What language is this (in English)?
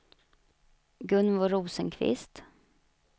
Swedish